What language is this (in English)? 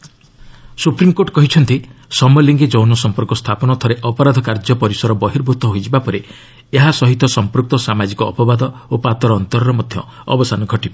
Odia